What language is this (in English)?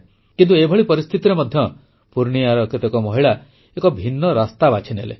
Odia